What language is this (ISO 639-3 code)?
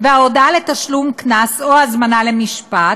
heb